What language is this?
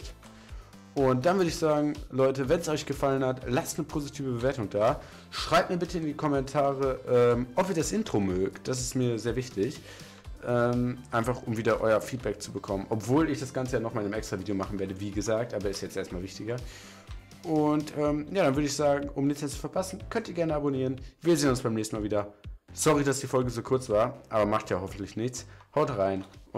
German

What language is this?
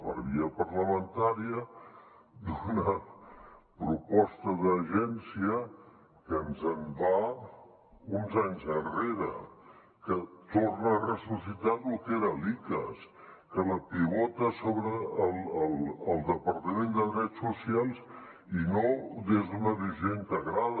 Catalan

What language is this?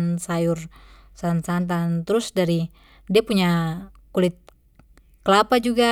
Papuan Malay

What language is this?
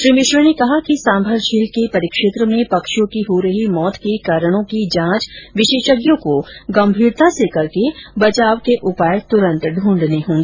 Hindi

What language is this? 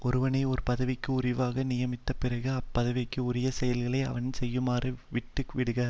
Tamil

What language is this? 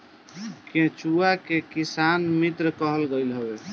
Bhojpuri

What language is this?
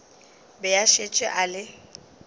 Northern Sotho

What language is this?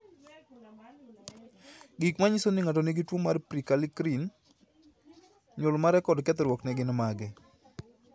Luo (Kenya and Tanzania)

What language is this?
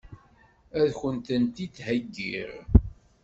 Kabyle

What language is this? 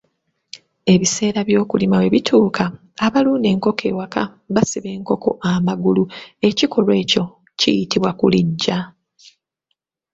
Ganda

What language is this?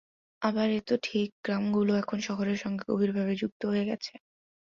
Bangla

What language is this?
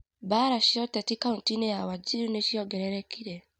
Kikuyu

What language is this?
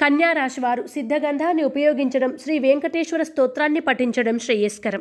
Telugu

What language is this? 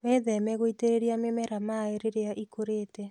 Kikuyu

